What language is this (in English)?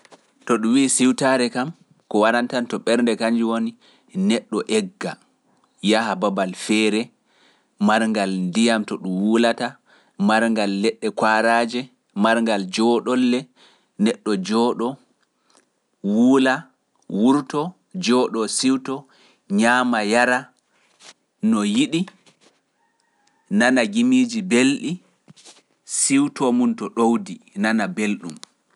Pular